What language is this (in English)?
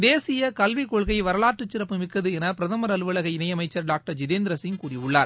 Tamil